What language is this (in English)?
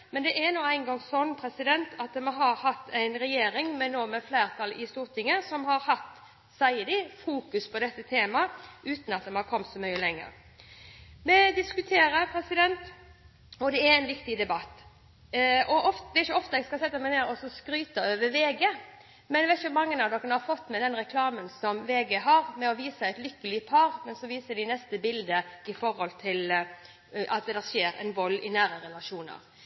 Norwegian Bokmål